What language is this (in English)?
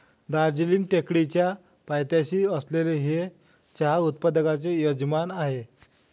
Marathi